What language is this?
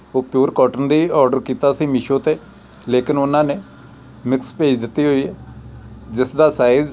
Punjabi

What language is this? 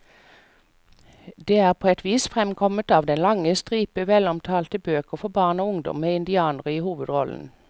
Norwegian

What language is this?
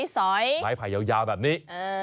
Thai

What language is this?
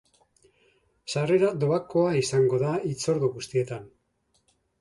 Basque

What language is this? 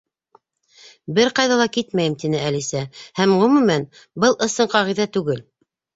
Bashkir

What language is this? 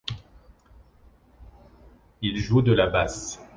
French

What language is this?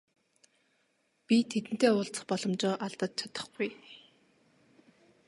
Mongolian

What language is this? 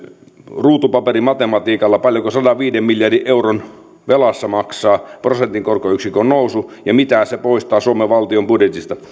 Finnish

